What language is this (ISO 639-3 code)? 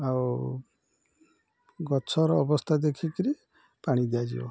ori